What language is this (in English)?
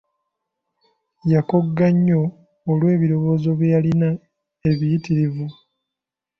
Ganda